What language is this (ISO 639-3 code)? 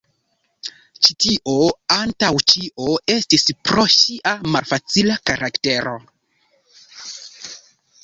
epo